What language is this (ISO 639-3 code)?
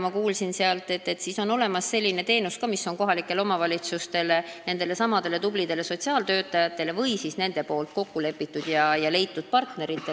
est